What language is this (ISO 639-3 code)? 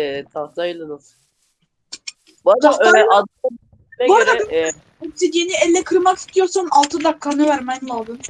tur